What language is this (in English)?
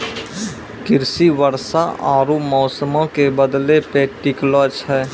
Maithili